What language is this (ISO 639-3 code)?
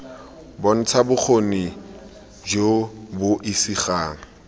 tsn